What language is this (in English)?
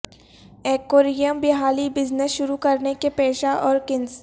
Urdu